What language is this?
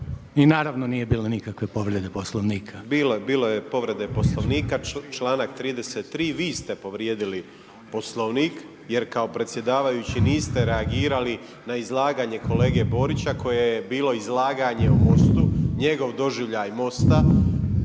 Croatian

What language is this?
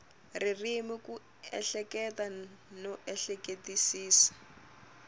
Tsonga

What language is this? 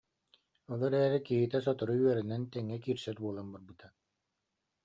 Yakut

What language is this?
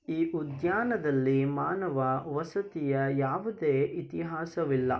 Kannada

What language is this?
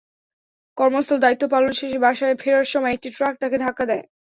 Bangla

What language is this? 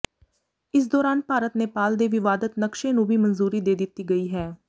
Punjabi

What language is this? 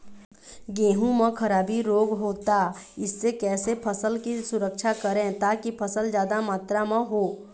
Chhattisgarhi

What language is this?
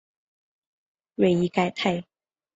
Chinese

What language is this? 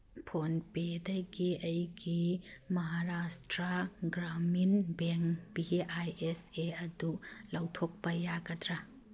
Manipuri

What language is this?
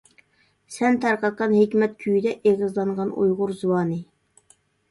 Uyghur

